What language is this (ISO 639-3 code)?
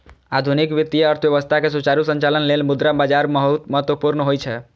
mai